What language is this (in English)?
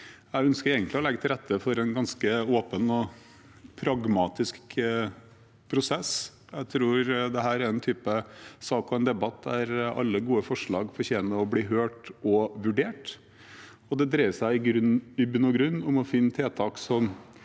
Norwegian